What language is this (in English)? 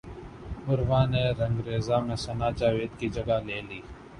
Urdu